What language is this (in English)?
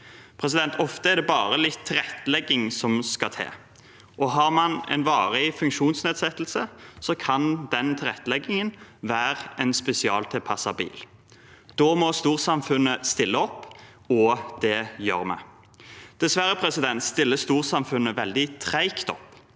Norwegian